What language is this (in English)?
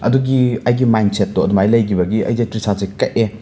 Manipuri